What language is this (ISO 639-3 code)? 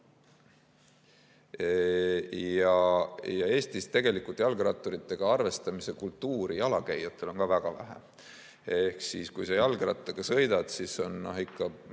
est